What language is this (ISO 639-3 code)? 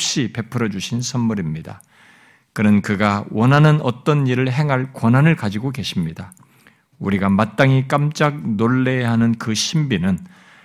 kor